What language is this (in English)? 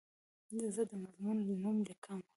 Pashto